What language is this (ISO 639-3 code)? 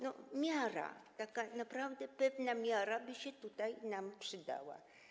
pol